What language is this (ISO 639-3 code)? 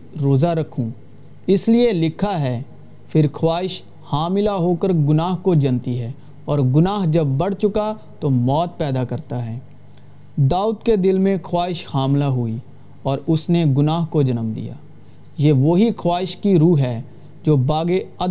urd